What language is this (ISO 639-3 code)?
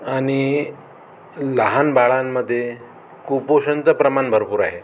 mar